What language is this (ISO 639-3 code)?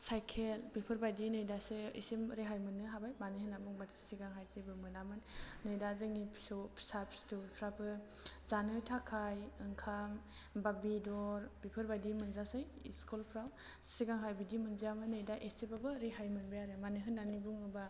brx